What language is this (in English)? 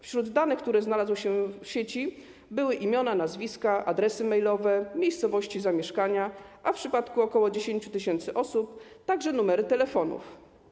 Polish